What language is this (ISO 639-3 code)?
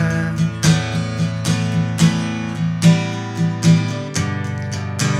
pol